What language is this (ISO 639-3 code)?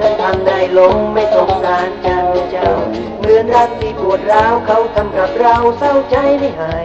tha